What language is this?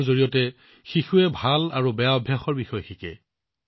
Assamese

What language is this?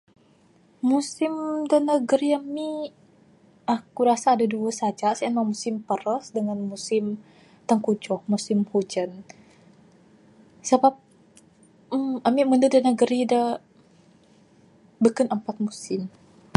Bukar-Sadung Bidayuh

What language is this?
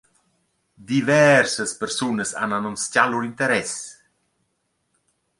Romansh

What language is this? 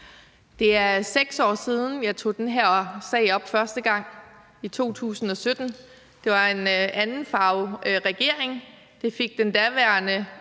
Danish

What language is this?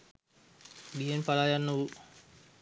Sinhala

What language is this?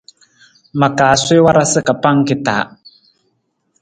Nawdm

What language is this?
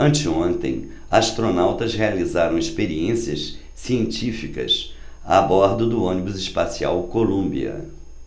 Portuguese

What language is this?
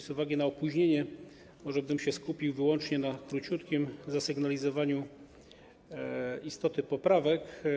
Polish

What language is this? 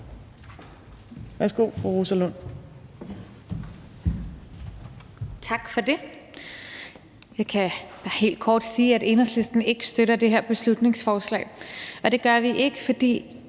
Danish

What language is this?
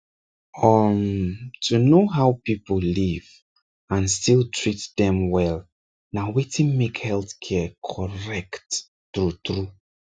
Nigerian Pidgin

